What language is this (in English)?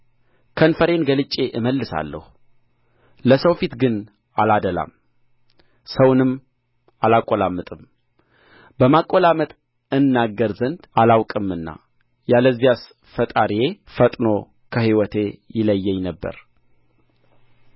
Amharic